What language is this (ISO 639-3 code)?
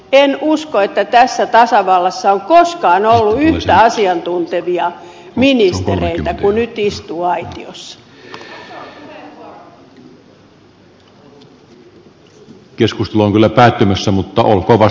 fin